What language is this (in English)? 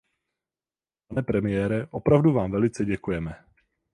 Czech